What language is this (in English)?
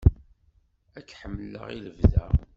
Kabyle